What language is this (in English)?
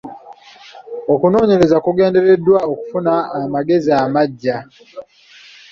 Ganda